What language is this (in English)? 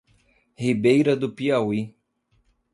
Portuguese